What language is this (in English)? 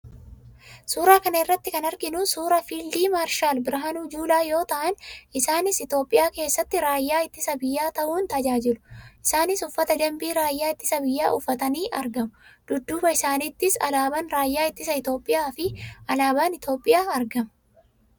Oromo